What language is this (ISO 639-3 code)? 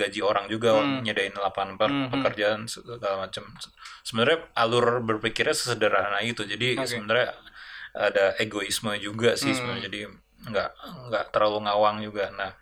ind